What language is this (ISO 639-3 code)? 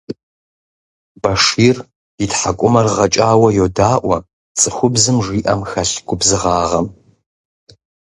kbd